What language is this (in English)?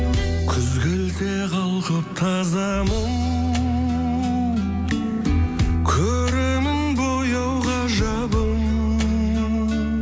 Kazakh